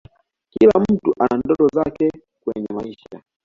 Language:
Swahili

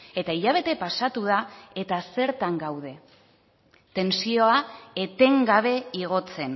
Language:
Basque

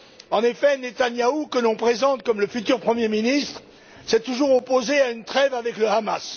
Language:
French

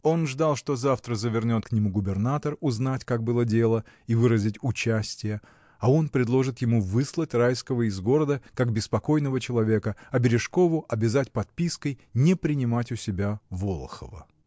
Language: Russian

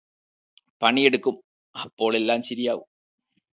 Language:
Malayalam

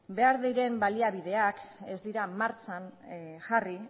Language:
Basque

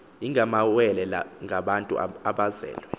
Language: Xhosa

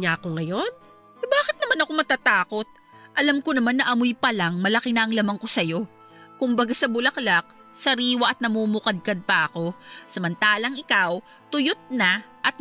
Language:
Filipino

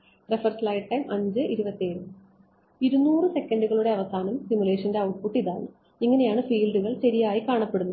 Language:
Malayalam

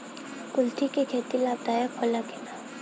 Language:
Bhojpuri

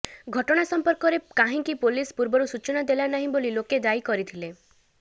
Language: Odia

